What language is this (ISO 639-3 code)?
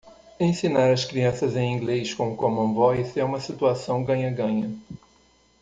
por